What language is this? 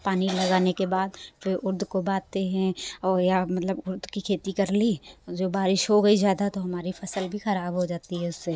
Hindi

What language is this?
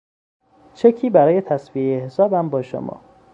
Persian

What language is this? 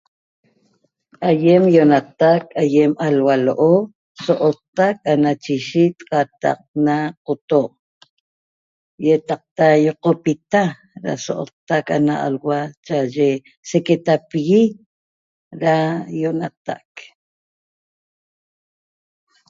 Toba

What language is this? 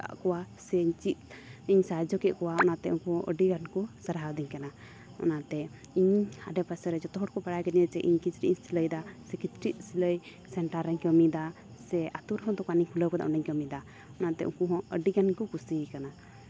Santali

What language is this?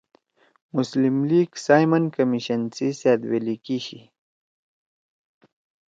Torwali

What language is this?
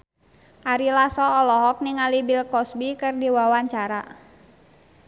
Sundanese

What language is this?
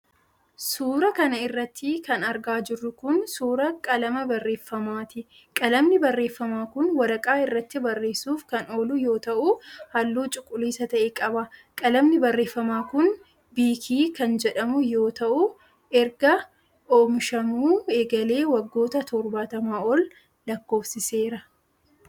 Oromo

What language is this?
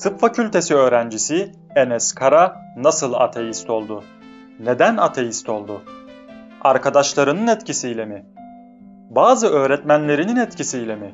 Turkish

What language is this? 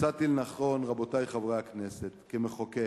Hebrew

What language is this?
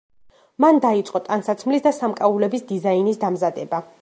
Georgian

